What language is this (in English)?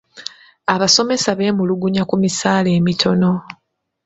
Ganda